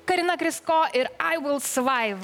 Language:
Lithuanian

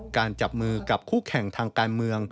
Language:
Thai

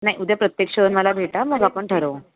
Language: Marathi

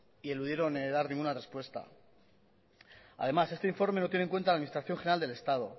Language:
Spanish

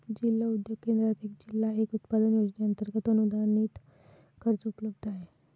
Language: Marathi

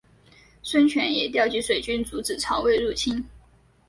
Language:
Chinese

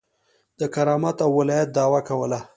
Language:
Pashto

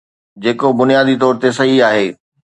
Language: Sindhi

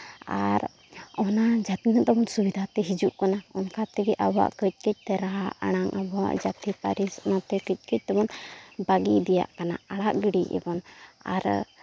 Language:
Santali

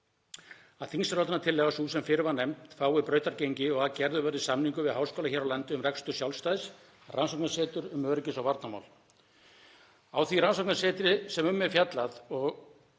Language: Icelandic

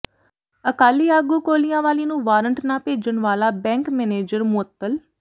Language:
Punjabi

